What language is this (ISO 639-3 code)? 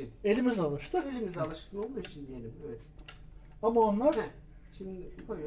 tur